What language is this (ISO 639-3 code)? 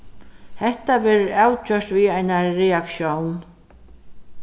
fao